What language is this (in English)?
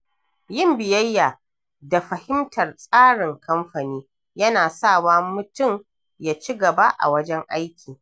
Hausa